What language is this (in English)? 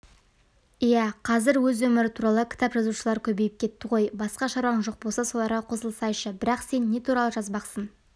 Kazakh